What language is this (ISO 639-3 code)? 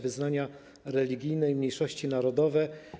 pol